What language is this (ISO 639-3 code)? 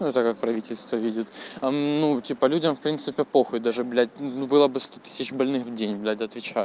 rus